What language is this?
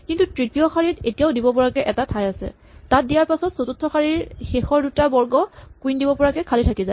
Assamese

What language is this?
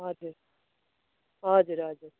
Nepali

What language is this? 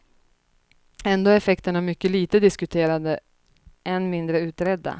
Swedish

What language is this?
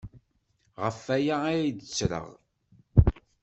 Kabyle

